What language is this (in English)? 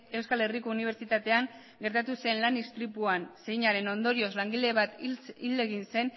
Basque